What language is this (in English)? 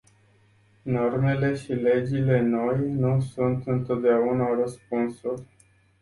Romanian